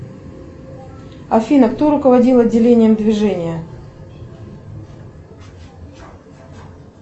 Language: Russian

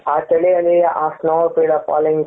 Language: Kannada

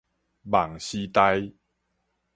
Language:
Min Nan Chinese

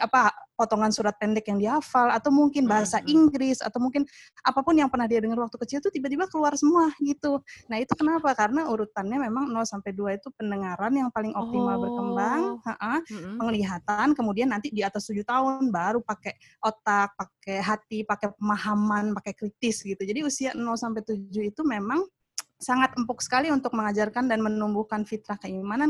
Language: Indonesian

